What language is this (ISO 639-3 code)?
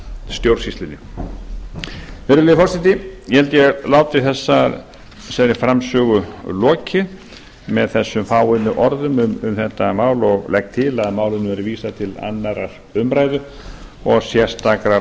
isl